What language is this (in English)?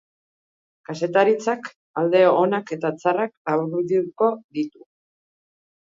Basque